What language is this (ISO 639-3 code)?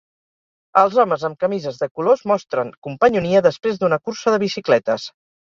cat